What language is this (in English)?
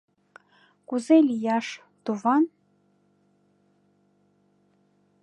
Mari